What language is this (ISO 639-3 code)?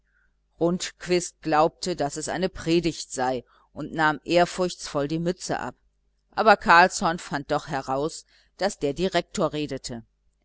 deu